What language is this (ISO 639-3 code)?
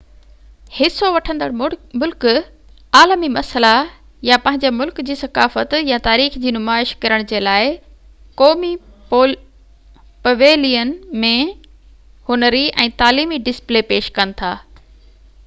snd